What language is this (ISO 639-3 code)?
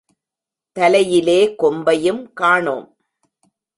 tam